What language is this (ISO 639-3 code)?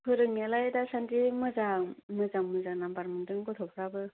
brx